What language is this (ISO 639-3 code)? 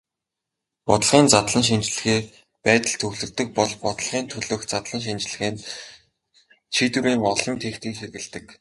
mon